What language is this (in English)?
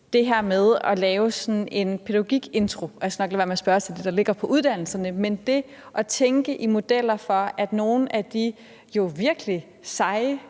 Danish